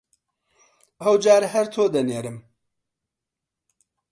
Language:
Central Kurdish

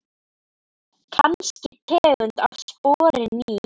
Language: Icelandic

